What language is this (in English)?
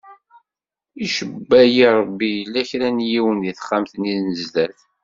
Kabyle